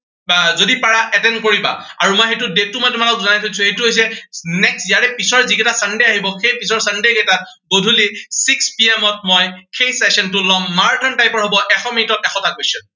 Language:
Assamese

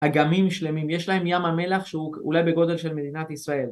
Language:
Hebrew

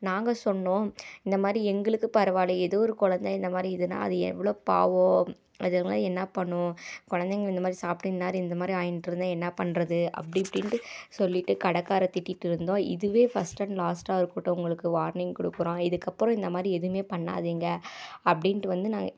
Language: Tamil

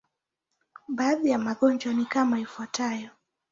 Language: Swahili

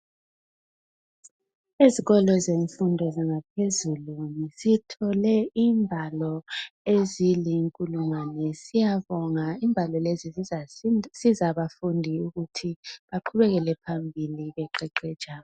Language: North Ndebele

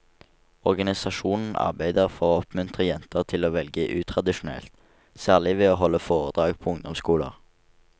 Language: Norwegian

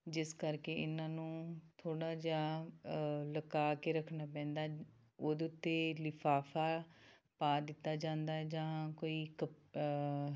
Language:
Punjabi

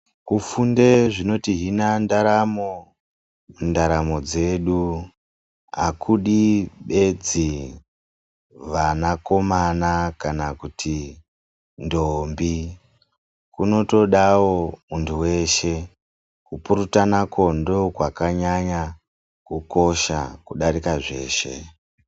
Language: Ndau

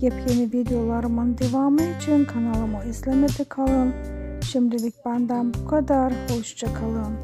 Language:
Turkish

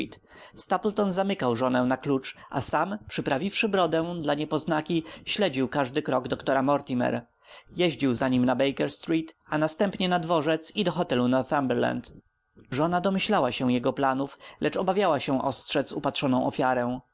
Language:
Polish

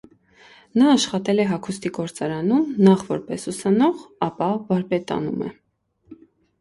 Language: Armenian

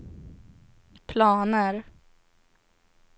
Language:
Swedish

